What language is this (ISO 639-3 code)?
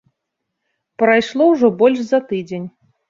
bel